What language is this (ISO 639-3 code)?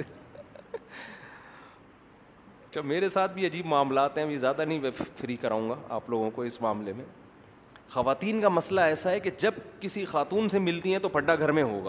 urd